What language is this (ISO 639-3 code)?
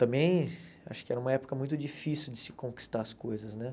por